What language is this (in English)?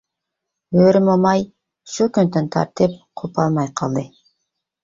Uyghur